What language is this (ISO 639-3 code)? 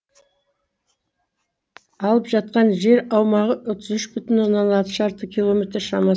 kaz